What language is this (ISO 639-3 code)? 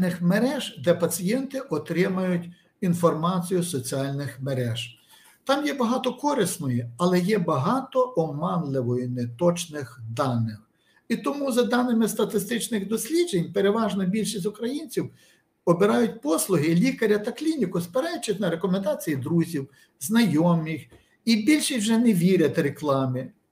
ukr